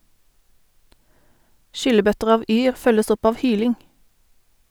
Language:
Norwegian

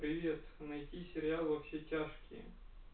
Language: Russian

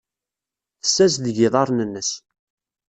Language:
Kabyle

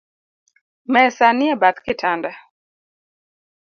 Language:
Luo (Kenya and Tanzania)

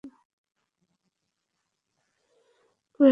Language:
Bangla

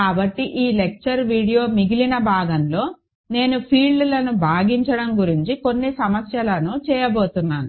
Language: Telugu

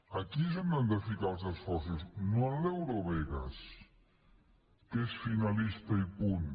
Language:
Catalan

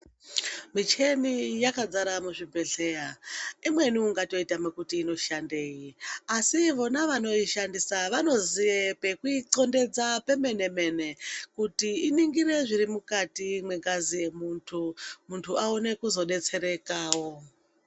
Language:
Ndau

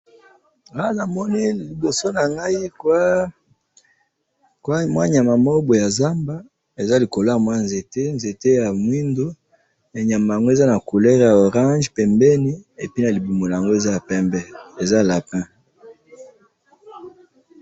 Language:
Lingala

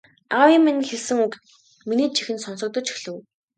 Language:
Mongolian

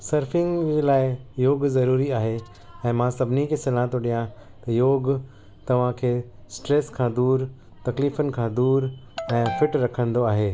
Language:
Sindhi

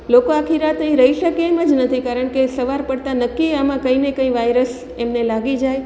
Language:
Gujarati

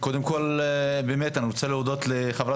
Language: Hebrew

